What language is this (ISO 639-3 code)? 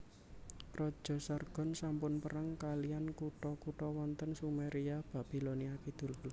jav